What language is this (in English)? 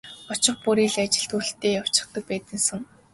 Mongolian